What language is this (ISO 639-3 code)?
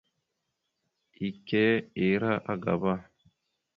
mxu